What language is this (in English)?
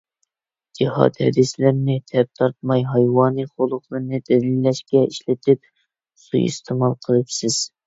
Uyghur